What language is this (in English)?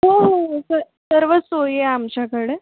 Marathi